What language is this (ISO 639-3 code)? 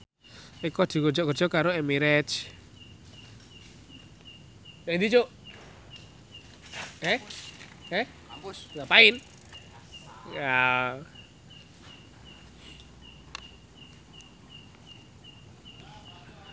jav